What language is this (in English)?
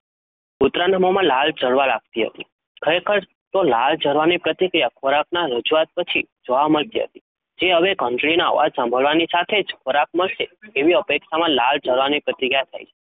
Gujarati